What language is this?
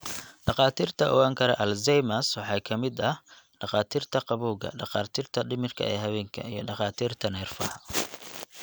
Somali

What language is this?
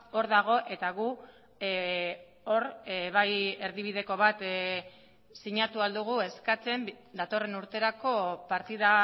Basque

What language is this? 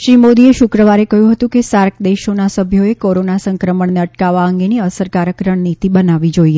Gujarati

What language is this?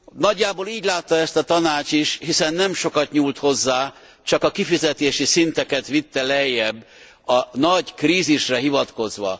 Hungarian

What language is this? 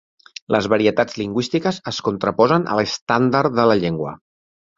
Catalan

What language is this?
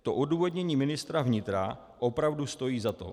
Czech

